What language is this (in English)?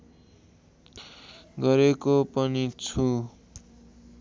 Nepali